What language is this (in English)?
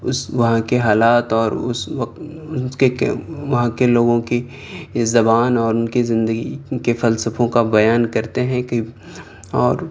Urdu